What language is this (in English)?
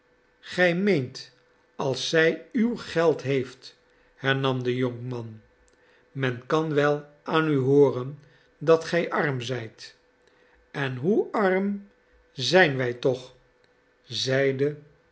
Dutch